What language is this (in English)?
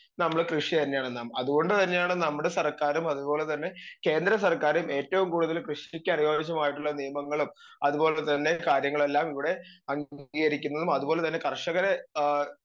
Malayalam